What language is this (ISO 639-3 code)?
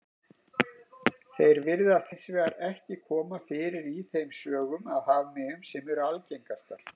isl